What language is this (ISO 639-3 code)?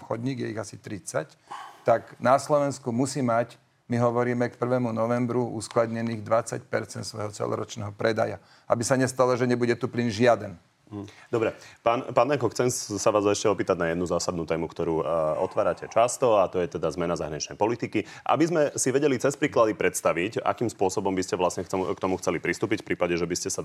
slk